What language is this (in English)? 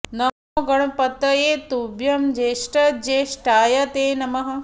Sanskrit